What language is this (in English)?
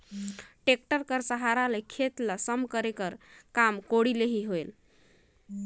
Chhattisgarhi